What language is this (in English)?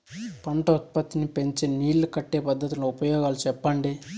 Telugu